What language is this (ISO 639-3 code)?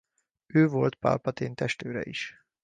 hun